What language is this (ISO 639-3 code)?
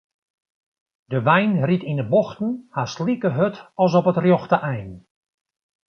fry